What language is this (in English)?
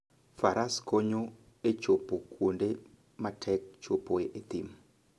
Luo (Kenya and Tanzania)